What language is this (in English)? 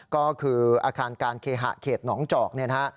Thai